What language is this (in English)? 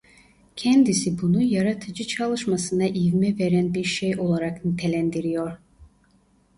Turkish